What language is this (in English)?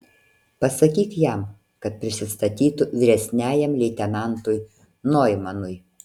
Lithuanian